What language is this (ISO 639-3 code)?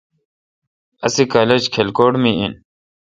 xka